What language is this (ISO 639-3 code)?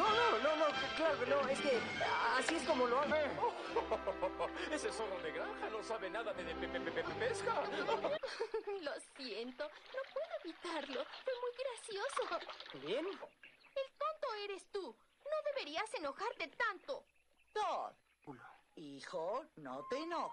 spa